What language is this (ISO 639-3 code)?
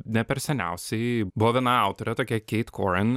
lit